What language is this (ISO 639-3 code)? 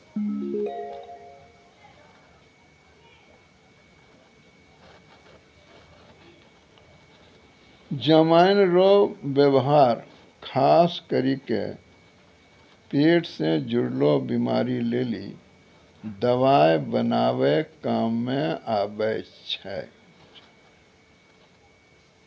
mai